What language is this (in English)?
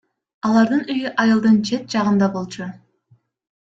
Kyrgyz